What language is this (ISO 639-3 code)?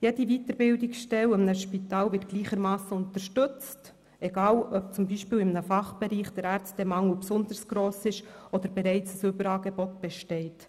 gsw